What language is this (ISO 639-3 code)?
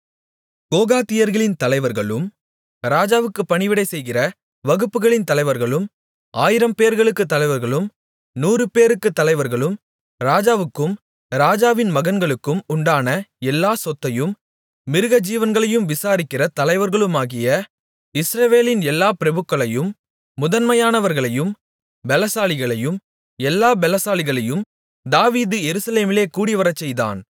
tam